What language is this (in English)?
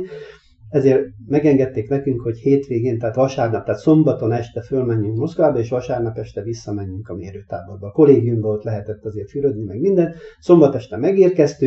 Hungarian